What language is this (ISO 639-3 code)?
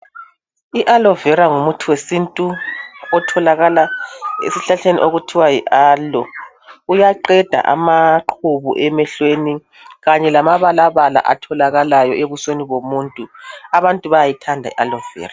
nde